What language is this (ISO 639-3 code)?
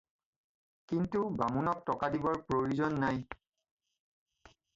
asm